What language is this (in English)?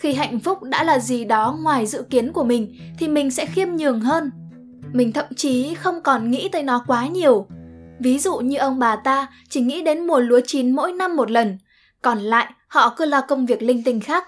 Vietnamese